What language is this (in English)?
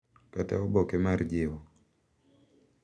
Luo (Kenya and Tanzania)